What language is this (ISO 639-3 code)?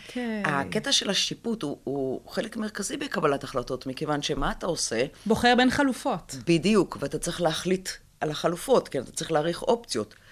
heb